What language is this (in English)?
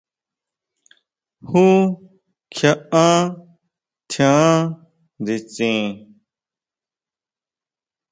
Huautla Mazatec